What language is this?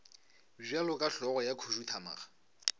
Northern Sotho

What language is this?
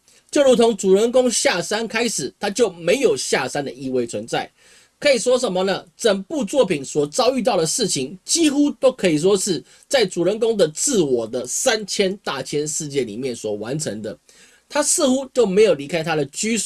Chinese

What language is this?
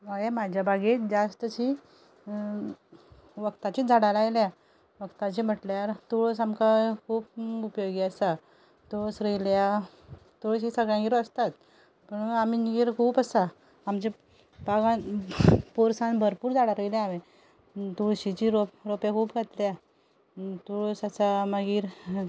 Konkani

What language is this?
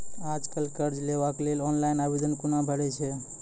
Maithili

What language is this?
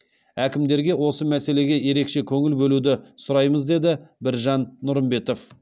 Kazakh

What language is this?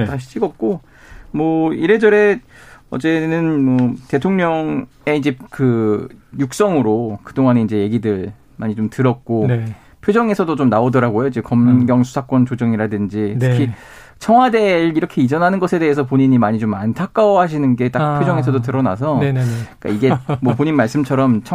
Korean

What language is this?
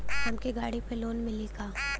Bhojpuri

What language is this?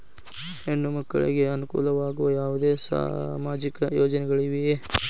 Kannada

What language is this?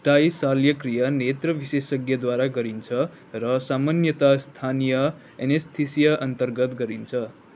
Nepali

